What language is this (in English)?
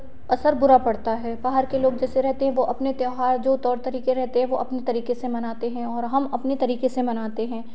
Hindi